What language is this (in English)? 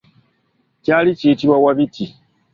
Ganda